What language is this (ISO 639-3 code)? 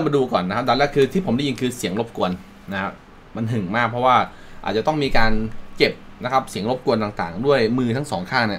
tha